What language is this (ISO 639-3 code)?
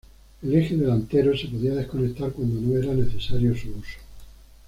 spa